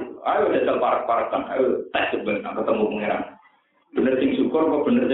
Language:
Indonesian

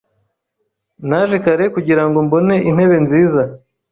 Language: Kinyarwanda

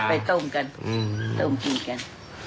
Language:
Thai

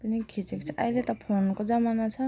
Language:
Nepali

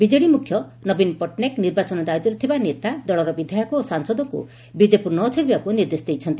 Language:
Odia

